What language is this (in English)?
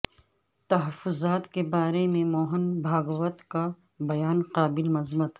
Urdu